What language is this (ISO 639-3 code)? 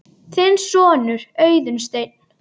isl